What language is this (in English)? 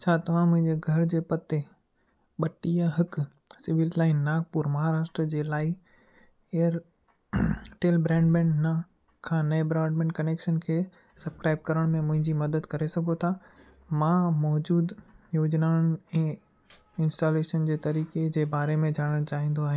Sindhi